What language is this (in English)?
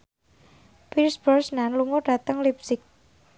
Javanese